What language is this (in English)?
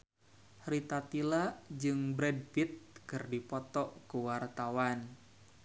Sundanese